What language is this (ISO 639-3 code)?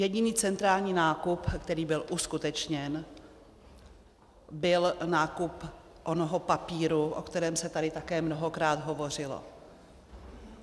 ces